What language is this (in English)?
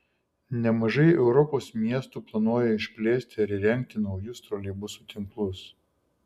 Lithuanian